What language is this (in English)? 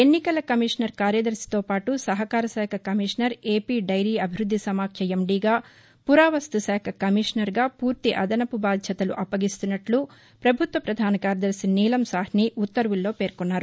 Telugu